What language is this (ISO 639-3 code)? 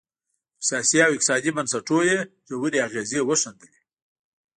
pus